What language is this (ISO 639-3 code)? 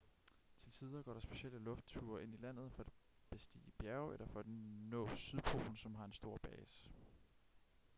dan